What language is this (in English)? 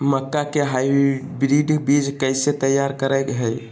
Magahi